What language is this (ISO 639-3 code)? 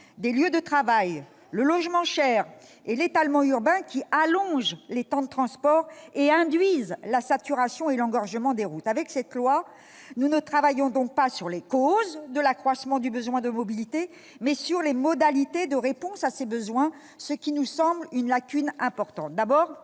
fra